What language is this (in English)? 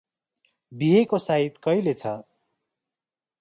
Nepali